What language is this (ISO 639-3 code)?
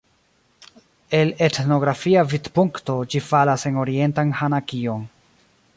epo